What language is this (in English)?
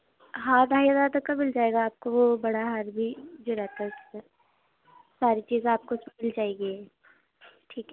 Urdu